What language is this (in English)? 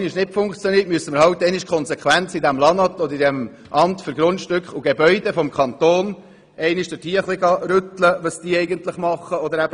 Swiss German